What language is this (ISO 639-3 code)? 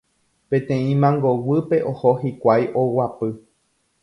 grn